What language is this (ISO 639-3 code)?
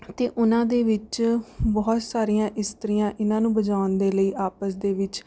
pan